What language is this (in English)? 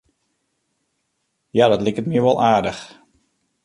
Western Frisian